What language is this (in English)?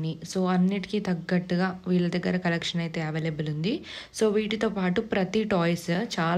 Telugu